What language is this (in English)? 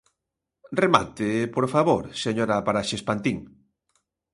Galician